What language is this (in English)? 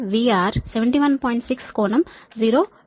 Telugu